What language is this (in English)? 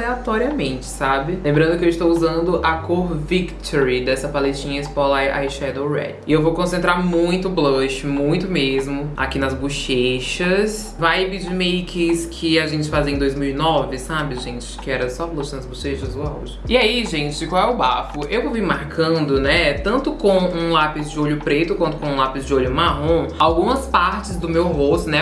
Portuguese